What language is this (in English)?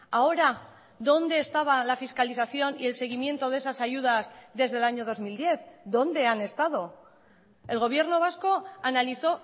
Spanish